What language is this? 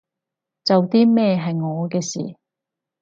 Cantonese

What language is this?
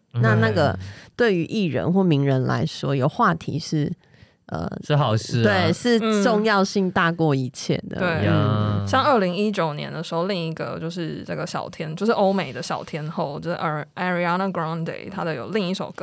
Chinese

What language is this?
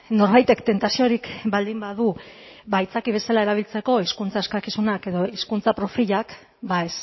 Basque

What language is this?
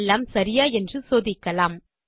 Tamil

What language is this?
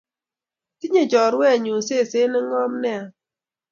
Kalenjin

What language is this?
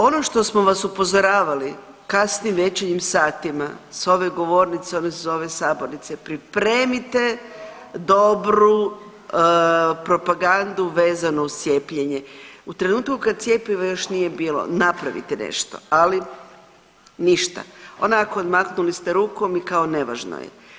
Croatian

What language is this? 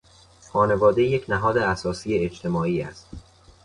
Persian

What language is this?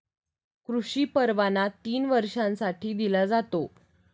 Marathi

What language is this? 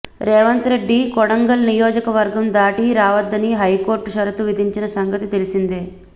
Telugu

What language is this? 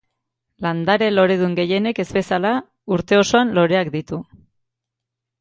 Basque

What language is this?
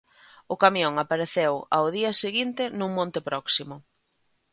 Galician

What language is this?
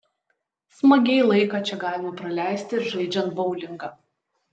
Lithuanian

